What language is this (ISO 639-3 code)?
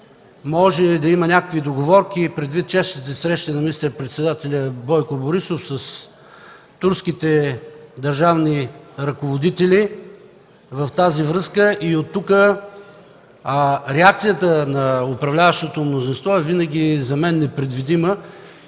bul